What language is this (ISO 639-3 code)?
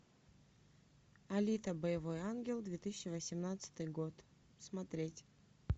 rus